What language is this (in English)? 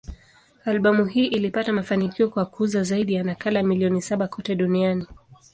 Swahili